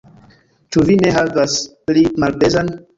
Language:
Esperanto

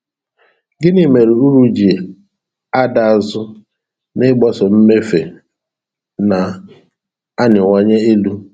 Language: Igbo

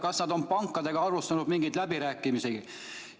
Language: Estonian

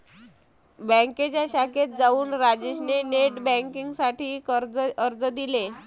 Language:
Marathi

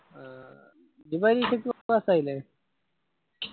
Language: Malayalam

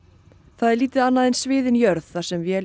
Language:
Icelandic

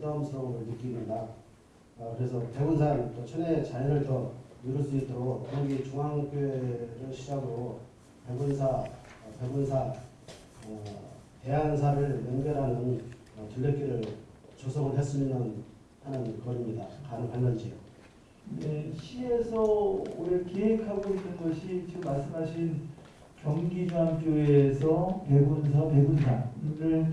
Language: Korean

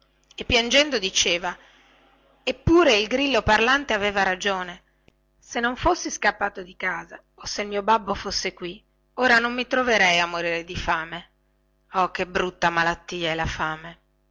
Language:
Italian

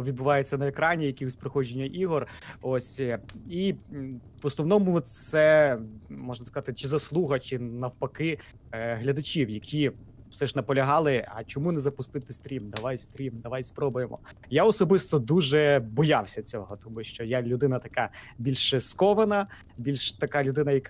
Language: Ukrainian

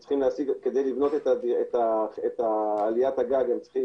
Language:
Hebrew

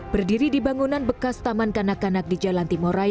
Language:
Indonesian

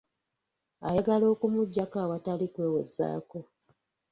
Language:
Ganda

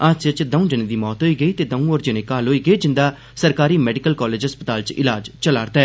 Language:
Dogri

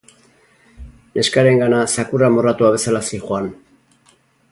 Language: Basque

